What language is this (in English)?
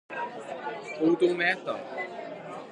Norwegian Bokmål